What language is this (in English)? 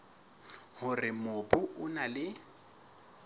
Southern Sotho